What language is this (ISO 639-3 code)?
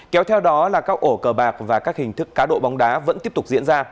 vie